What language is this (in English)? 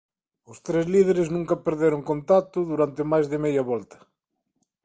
Galician